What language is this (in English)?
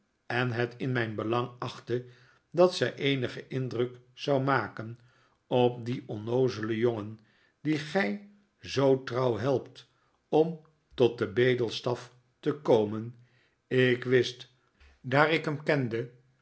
Dutch